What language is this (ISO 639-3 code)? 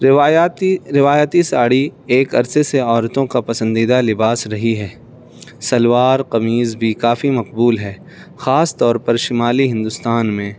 urd